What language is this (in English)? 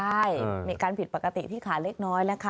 Thai